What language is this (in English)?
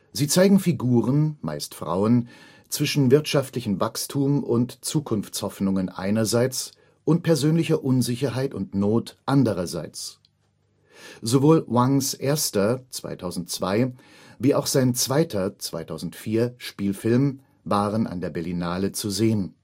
German